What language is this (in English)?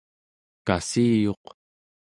Central Yupik